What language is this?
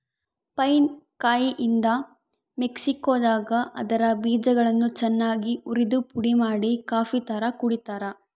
Kannada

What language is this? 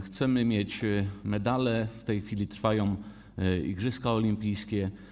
Polish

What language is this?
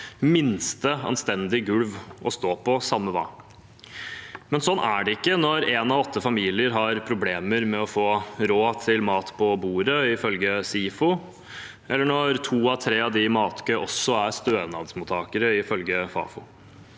Norwegian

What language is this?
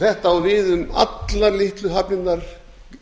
Icelandic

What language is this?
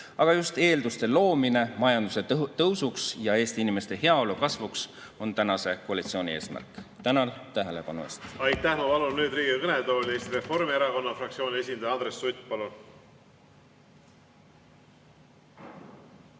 Estonian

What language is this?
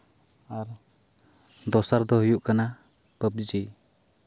Santali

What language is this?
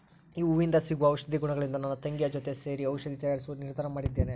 Kannada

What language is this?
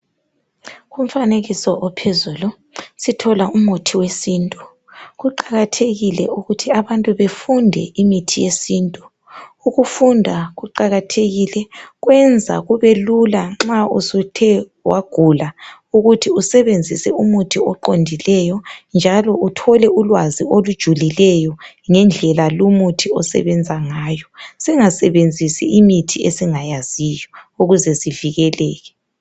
North Ndebele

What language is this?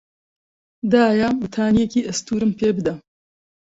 Central Kurdish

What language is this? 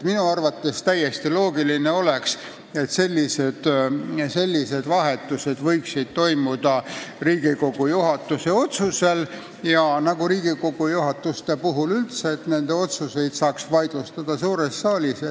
Estonian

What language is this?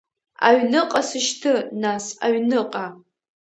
Abkhazian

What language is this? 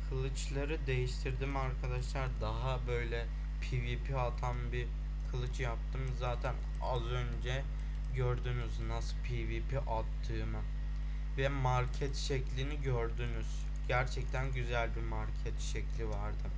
Turkish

